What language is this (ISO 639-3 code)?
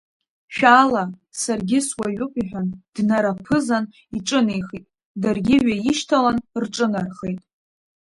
abk